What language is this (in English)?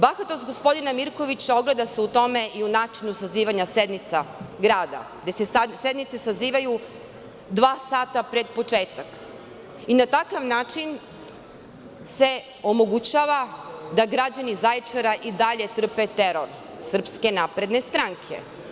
Serbian